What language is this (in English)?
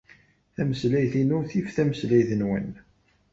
Kabyle